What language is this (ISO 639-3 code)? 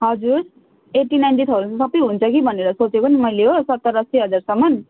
nep